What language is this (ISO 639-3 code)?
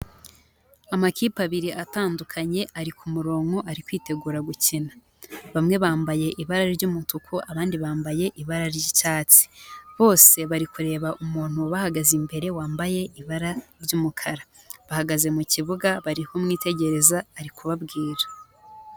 kin